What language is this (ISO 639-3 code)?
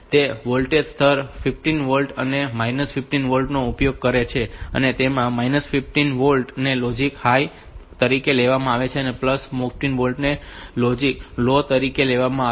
guj